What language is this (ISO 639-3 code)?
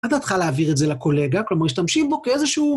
heb